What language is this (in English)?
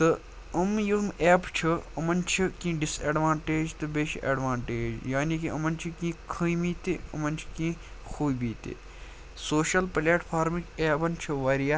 Kashmiri